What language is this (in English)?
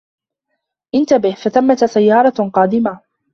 Arabic